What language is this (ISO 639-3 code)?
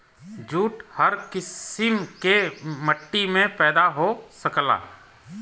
bho